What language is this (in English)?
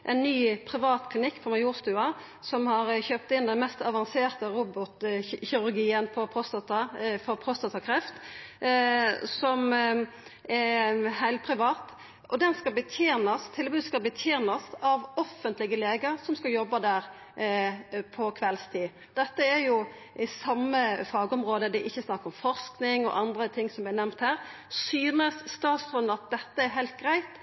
Norwegian Nynorsk